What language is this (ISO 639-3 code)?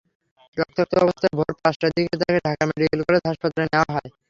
ben